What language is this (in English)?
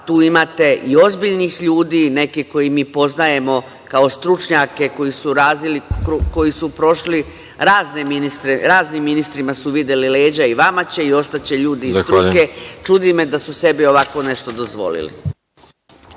Serbian